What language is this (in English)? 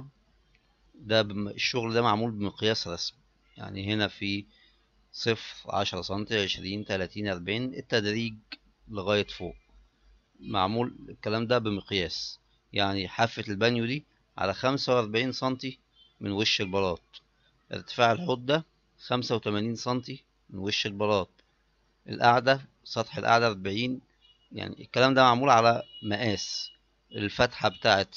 Arabic